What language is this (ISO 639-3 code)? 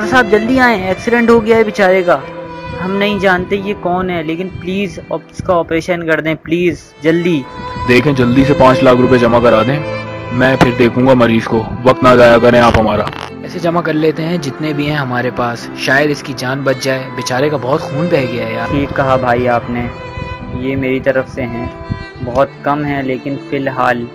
hin